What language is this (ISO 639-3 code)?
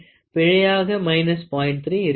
tam